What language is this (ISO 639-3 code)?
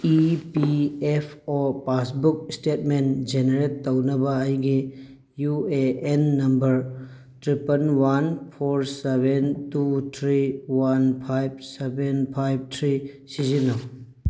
mni